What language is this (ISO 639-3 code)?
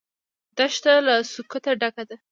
pus